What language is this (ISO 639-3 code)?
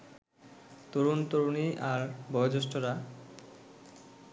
ben